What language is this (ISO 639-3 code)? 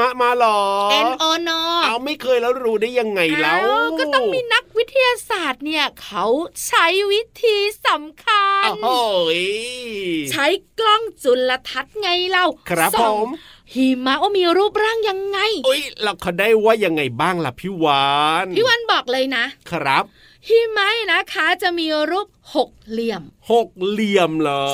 tha